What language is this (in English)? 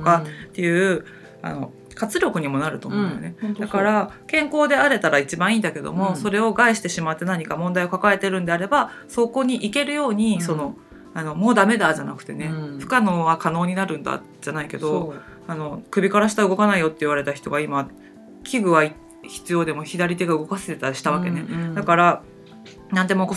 Japanese